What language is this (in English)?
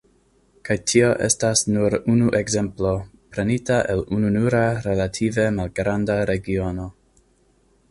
Esperanto